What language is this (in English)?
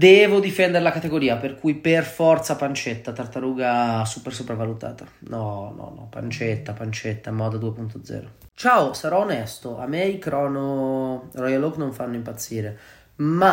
Italian